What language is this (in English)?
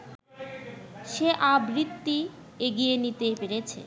Bangla